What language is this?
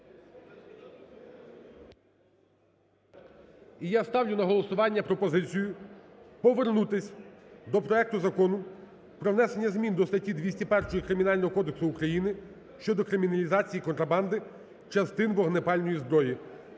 Ukrainian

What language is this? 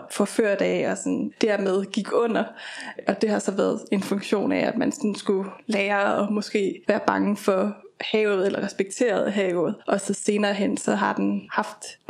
Danish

